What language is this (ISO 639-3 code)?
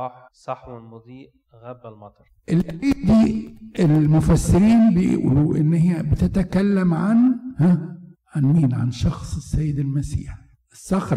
ara